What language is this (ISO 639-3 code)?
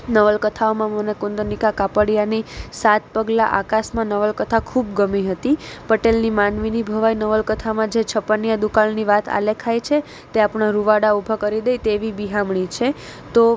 guj